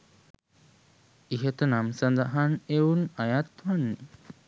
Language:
Sinhala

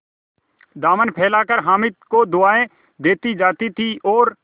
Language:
Hindi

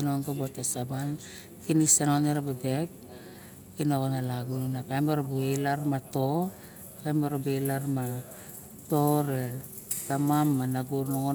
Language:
Barok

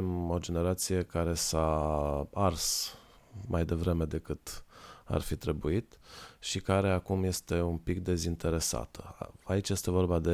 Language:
Romanian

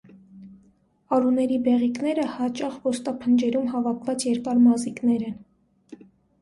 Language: Armenian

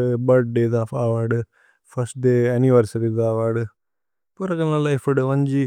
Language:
Tulu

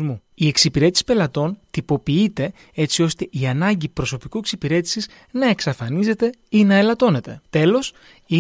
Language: Greek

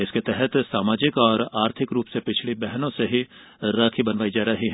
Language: Hindi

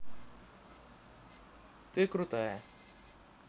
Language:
Russian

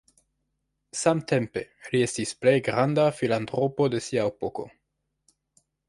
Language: Esperanto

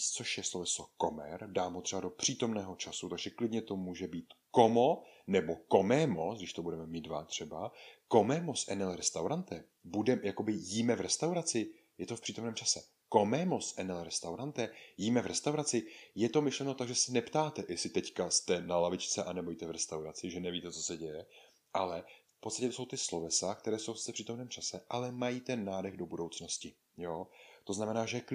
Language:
Czech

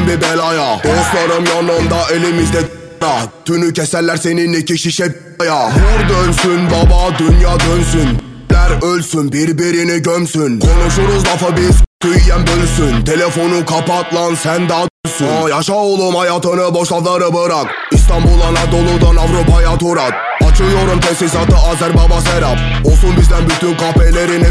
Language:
Turkish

